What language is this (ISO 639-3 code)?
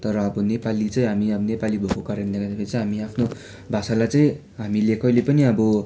nep